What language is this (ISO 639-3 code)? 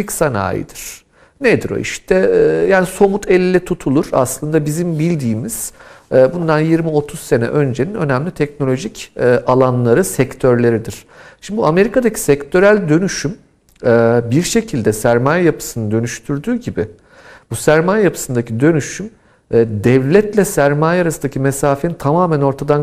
tur